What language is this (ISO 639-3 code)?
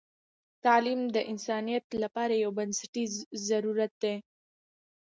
pus